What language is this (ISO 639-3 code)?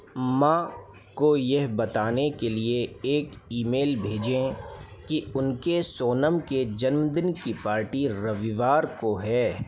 hin